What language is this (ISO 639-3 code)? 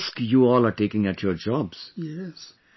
eng